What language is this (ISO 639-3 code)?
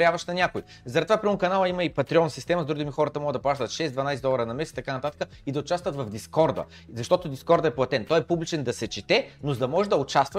bul